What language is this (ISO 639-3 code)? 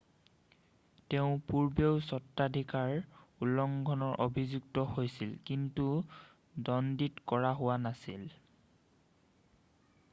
asm